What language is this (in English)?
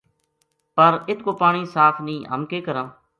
Gujari